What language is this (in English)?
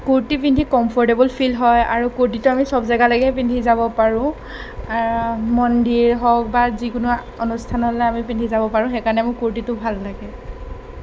Assamese